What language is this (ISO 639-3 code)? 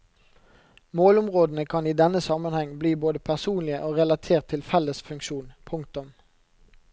nor